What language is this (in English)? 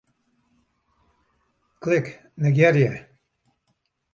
Western Frisian